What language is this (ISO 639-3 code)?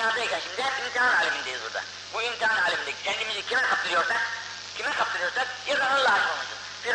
tur